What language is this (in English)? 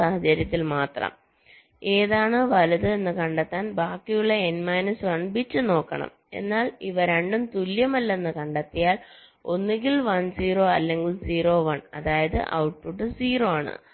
Malayalam